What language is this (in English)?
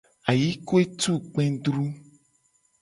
Gen